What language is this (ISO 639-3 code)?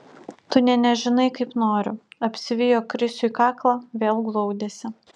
lit